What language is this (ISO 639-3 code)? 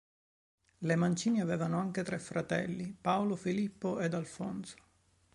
ita